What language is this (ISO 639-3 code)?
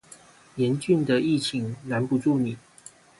zho